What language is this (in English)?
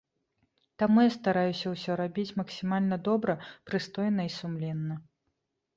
Belarusian